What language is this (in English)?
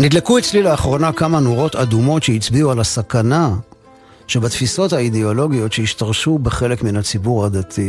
Hebrew